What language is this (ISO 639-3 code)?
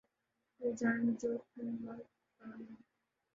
urd